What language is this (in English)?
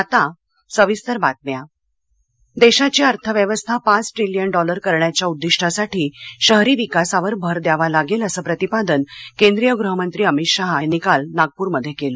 Marathi